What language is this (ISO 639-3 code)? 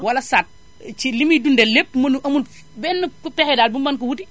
wol